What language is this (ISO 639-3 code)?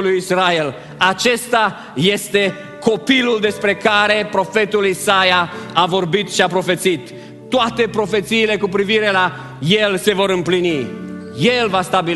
ron